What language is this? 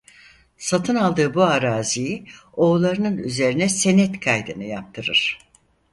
Turkish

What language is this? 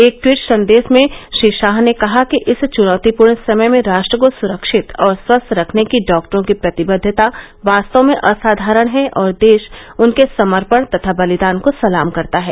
Hindi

